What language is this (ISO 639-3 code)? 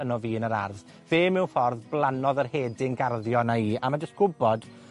cym